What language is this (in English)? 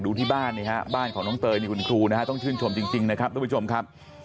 Thai